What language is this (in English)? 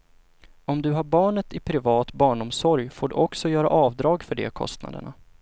Swedish